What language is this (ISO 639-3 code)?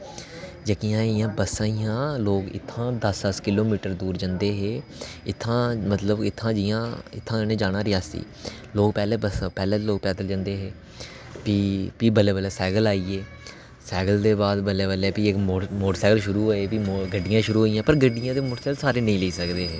doi